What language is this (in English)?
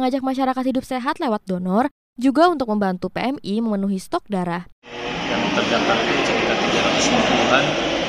Indonesian